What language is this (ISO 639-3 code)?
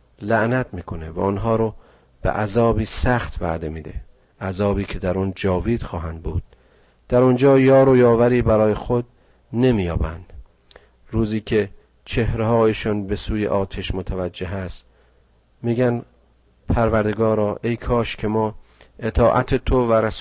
fas